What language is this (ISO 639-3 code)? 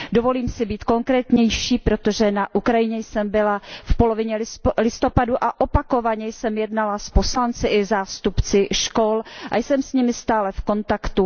ces